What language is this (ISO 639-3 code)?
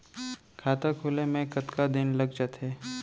hne